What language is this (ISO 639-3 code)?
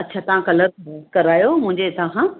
snd